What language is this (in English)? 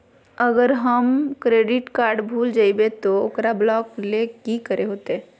Magahi